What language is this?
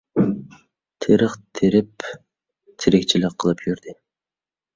Uyghur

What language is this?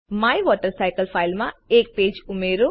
Gujarati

